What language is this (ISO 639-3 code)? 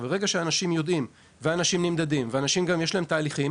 heb